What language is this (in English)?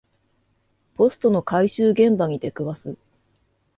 Japanese